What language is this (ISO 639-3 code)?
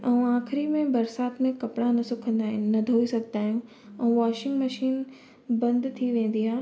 snd